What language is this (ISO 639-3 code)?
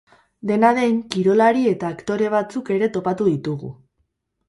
eus